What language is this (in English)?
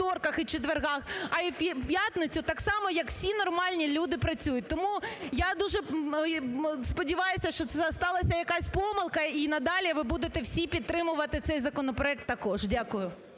Ukrainian